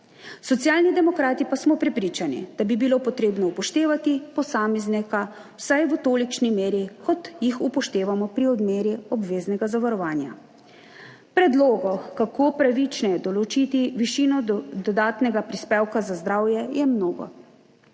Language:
Slovenian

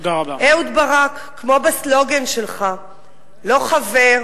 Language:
Hebrew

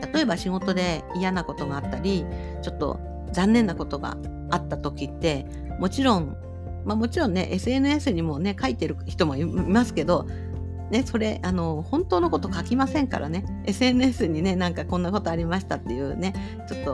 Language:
Japanese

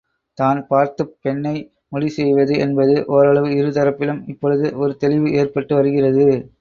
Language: Tamil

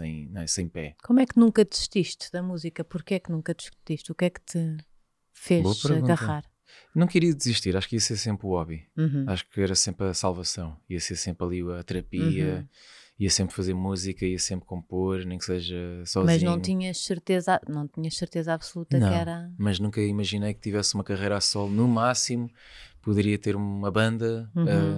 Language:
Portuguese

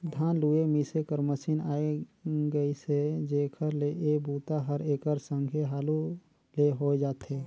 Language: Chhattisgarhi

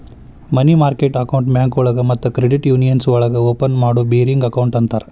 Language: Kannada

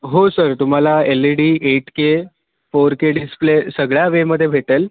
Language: Marathi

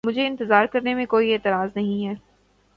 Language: Urdu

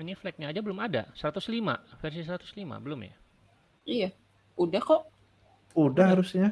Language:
Indonesian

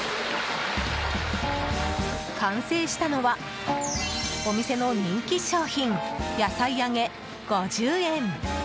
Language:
Japanese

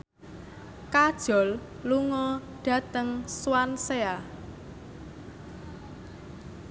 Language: Javanese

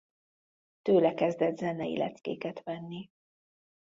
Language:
Hungarian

